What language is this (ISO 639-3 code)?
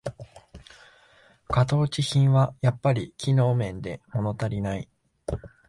jpn